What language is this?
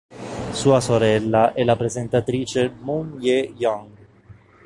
Italian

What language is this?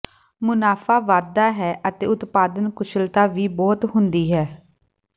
Punjabi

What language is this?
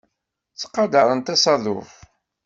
Kabyle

